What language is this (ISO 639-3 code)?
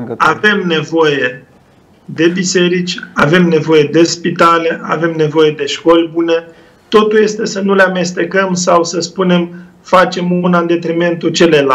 ron